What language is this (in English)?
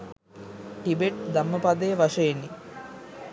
Sinhala